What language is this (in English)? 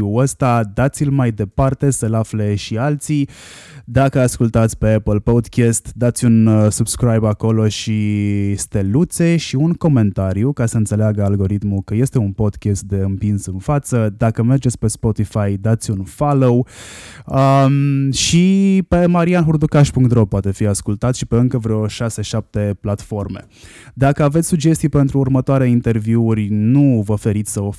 Romanian